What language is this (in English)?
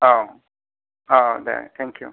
Bodo